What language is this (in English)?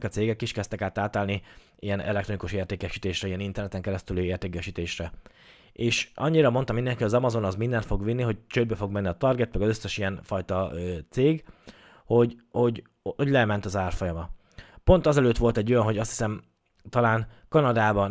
Hungarian